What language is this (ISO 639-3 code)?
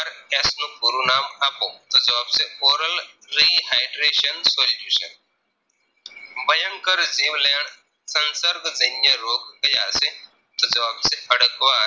guj